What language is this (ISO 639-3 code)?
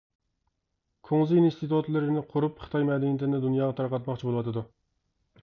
uig